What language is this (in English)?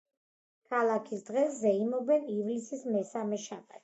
Georgian